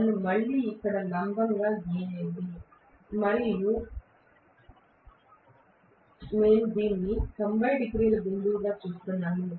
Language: Telugu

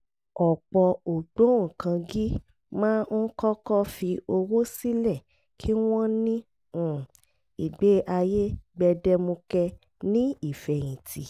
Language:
Yoruba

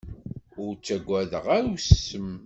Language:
Kabyle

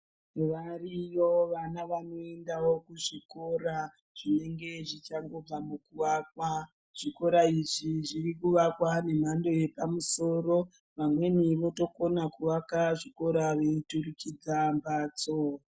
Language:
Ndau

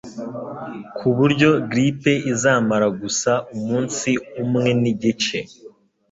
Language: Kinyarwanda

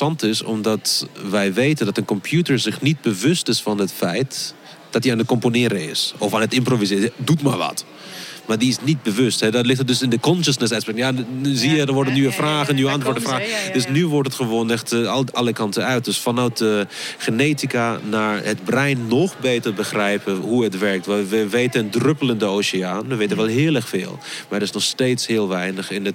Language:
Dutch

